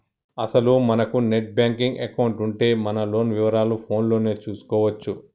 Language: Telugu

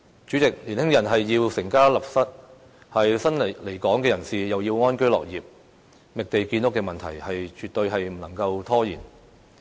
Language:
Cantonese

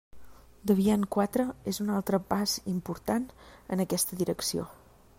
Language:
Catalan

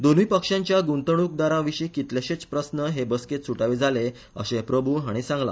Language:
Konkani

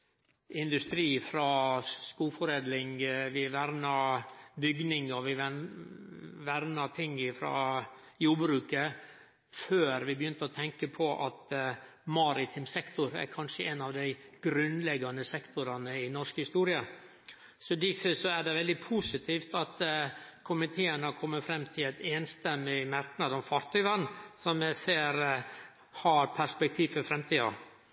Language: Norwegian Nynorsk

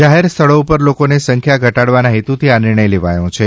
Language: Gujarati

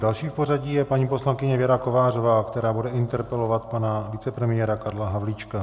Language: Czech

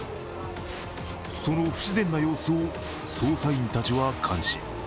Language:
Japanese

